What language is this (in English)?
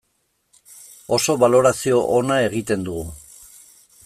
Basque